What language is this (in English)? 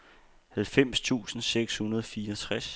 Danish